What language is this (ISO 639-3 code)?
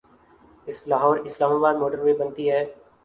urd